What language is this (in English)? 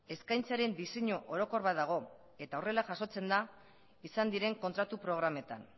Basque